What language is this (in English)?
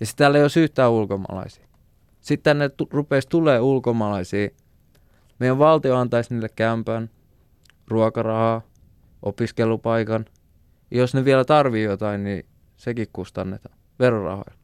Finnish